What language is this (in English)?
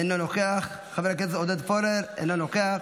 Hebrew